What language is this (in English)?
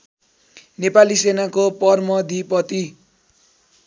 Nepali